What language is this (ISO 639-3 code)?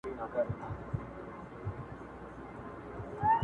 pus